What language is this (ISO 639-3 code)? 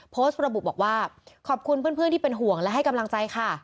tha